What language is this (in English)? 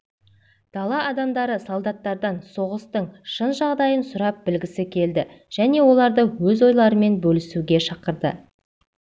Kazakh